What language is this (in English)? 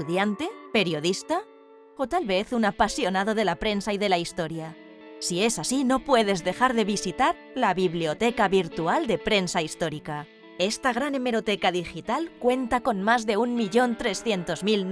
Spanish